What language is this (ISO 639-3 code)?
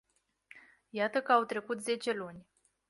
ron